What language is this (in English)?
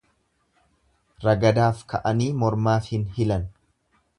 Oromo